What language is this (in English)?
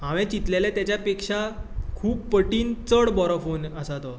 Konkani